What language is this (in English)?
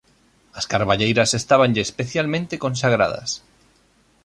Galician